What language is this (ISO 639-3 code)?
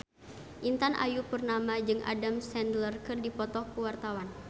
sun